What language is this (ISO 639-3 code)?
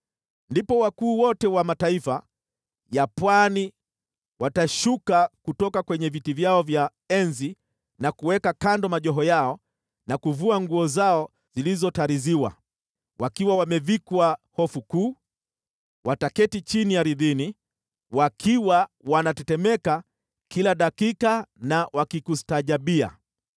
swa